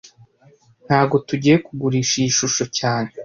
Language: Kinyarwanda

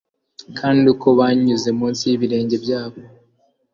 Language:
Kinyarwanda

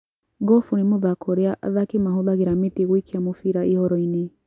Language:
Kikuyu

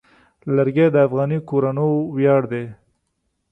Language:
Pashto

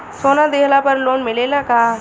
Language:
Bhojpuri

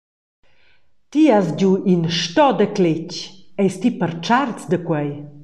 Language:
Romansh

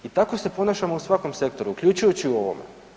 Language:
Croatian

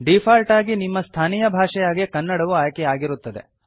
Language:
Kannada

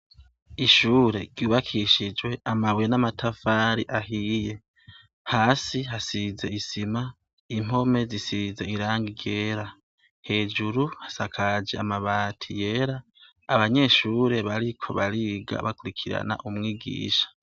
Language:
Rundi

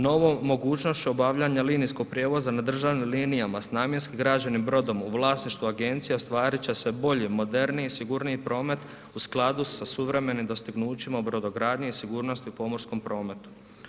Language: Croatian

